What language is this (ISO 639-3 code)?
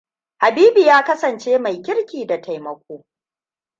hau